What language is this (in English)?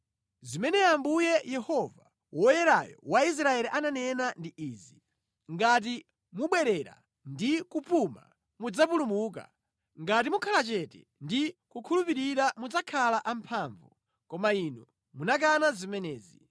Nyanja